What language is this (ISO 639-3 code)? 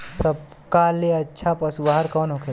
bho